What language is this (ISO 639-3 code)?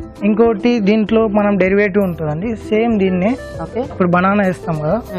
tel